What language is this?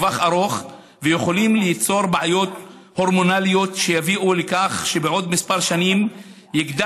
Hebrew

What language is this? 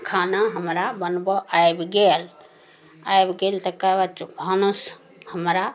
Maithili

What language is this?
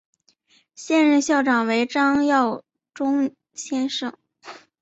Chinese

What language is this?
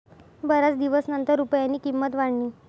Marathi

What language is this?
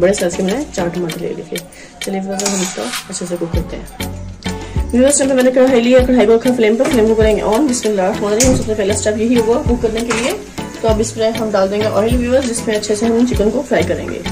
Hindi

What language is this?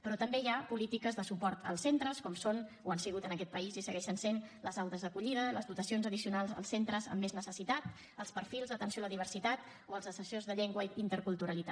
Catalan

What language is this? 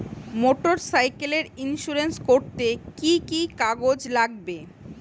Bangla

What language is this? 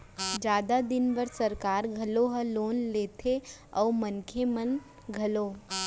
Chhattisgarhi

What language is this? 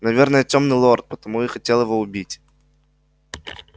Russian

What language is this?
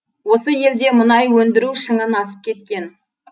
Kazakh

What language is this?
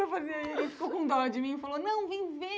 Portuguese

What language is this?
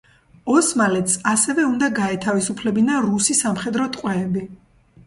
Georgian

